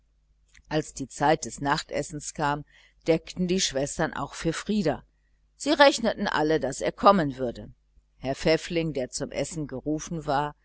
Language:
German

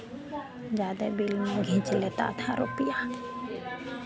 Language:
Hindi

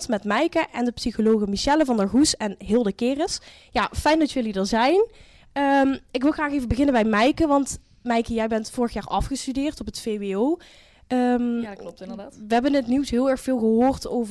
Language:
Dutch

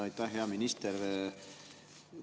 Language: Estonian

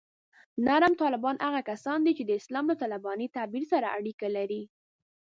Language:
Pashto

